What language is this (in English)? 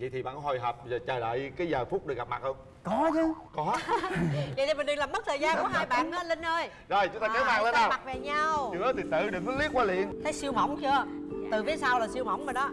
Vietnamese